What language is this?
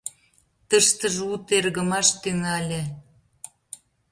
Mari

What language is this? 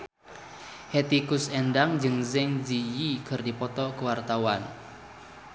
Sundanese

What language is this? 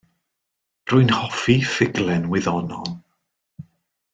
Welsh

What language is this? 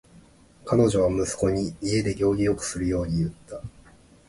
Japanese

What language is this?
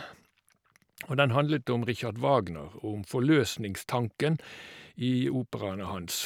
Norwegian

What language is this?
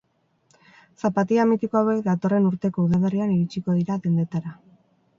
Basque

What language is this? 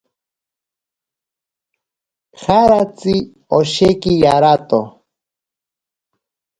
Ashéninka Perené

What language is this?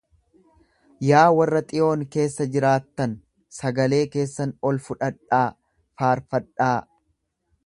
Oromo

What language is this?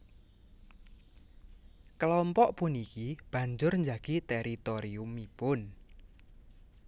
Javanese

